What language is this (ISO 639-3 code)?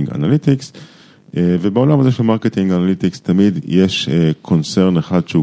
heb